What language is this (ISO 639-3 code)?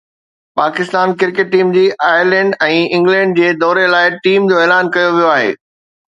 snd